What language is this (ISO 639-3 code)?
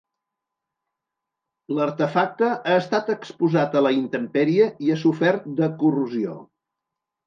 cat